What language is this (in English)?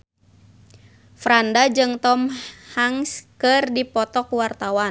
Sundanese